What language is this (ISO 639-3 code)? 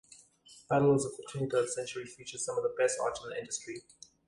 eng